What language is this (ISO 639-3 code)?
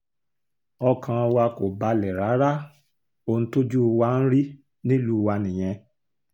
yor